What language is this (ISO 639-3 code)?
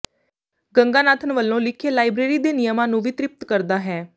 pan